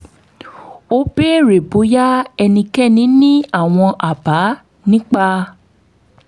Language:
Yoruba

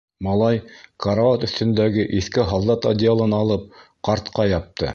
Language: Bashkir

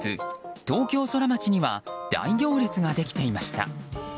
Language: Japanese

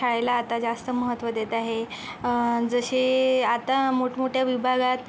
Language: Marathi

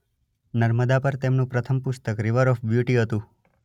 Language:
Gujarati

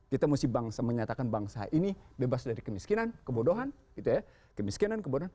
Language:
Indonesian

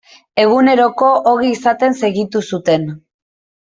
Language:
Basque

